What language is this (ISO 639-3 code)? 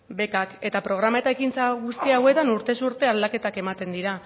eus